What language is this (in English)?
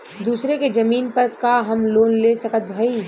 Bhojpuri